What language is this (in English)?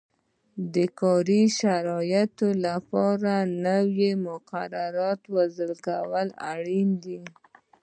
Pashto